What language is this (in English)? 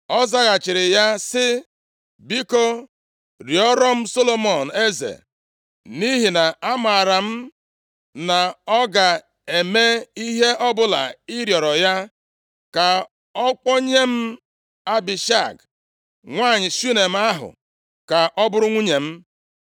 Igbo